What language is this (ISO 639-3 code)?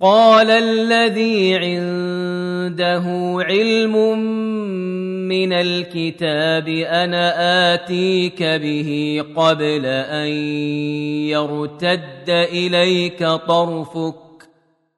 ara